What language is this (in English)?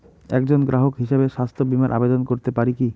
Bangla